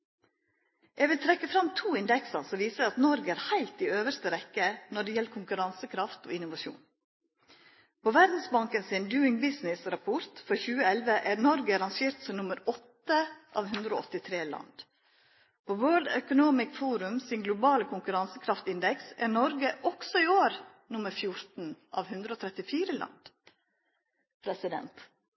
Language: Norwegian Nynorsk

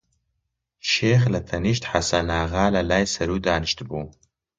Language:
Central Kurdish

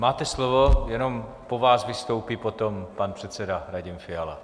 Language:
Czech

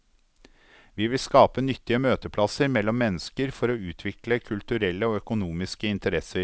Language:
Norwegian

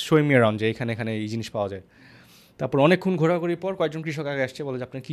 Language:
Bangla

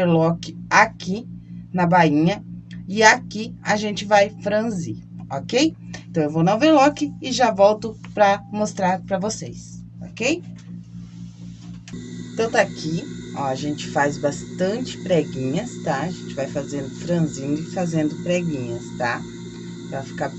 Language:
Portuguese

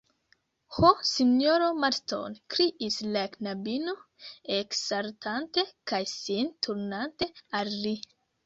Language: Esperanto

